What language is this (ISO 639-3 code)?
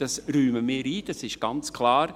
gsw